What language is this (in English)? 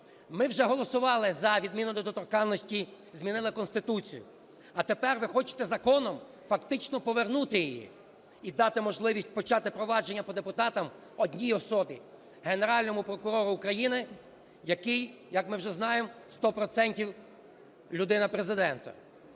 Ukrainian